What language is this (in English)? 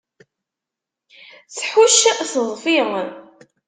Kabyle